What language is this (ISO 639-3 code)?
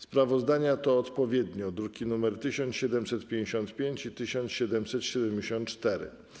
pol